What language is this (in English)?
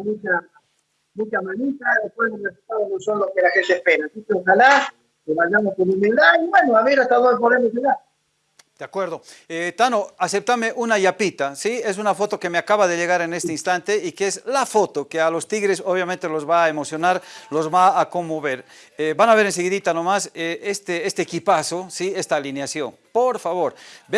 Spanish